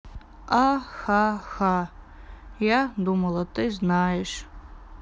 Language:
Russian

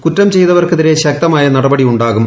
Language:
Malayalam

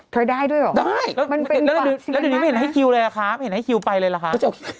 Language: Thai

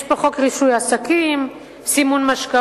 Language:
Hebrew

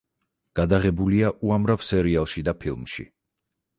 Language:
Georgian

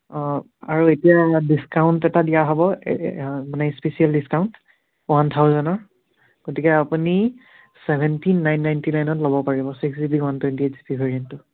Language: Assamese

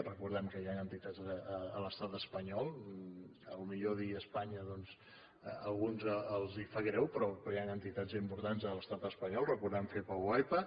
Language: Catalan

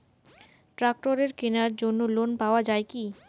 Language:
Bangla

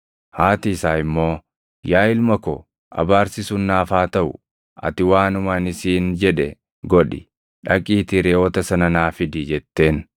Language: Oromo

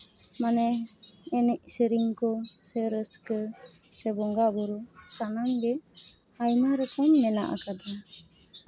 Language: Santali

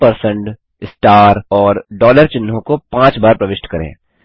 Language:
Hindi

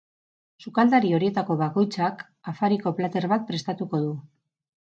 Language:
Basque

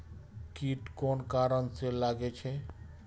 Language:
Maithili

